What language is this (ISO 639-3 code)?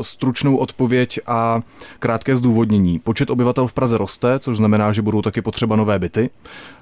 ces